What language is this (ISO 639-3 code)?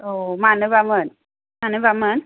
brx